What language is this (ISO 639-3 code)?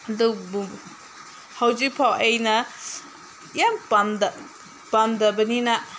mni